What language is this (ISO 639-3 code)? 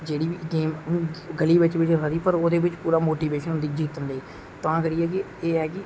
doi